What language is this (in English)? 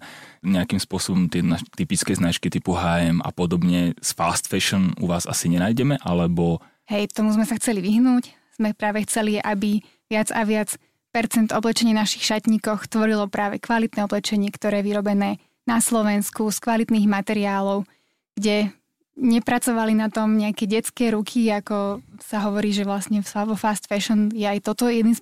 Slovak